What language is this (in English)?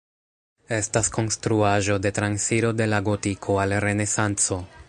Esperanto